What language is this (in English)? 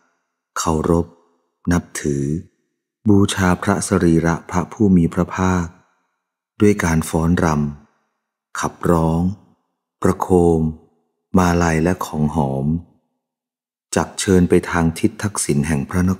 Thai